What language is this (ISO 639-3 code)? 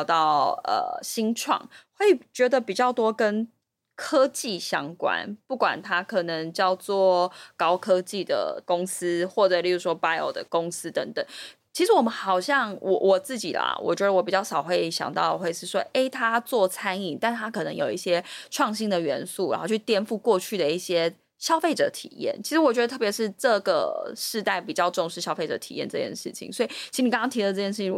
zho